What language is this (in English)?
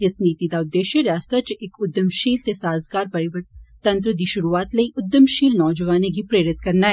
Dogri